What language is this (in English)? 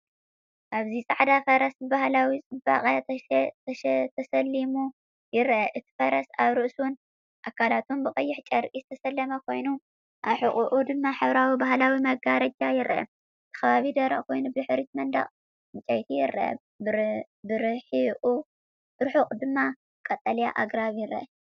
Tigrinya